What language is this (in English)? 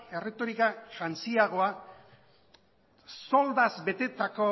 Basque